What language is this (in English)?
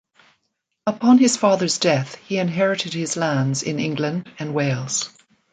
English